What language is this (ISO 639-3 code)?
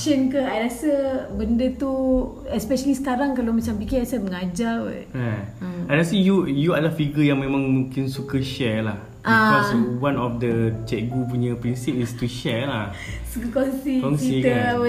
msa